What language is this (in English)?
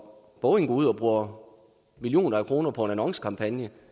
Danish